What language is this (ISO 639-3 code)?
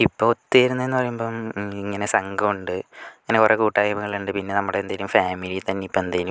mal